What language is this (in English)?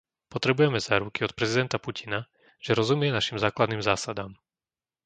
Slovak